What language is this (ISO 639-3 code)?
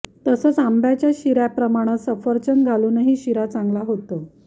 mar